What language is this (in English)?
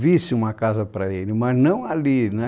Portuguese